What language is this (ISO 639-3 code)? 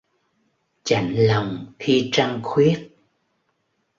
vie